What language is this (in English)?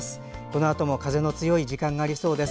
Japanese